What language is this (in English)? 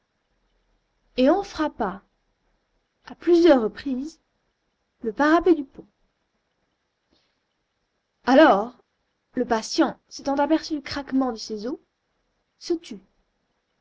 French